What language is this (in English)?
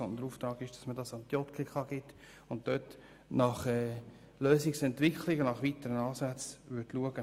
Swiss German